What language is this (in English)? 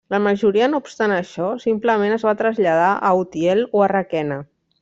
Catalan